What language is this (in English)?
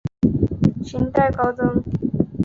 Chinese